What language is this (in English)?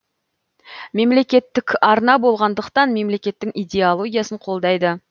Kazakh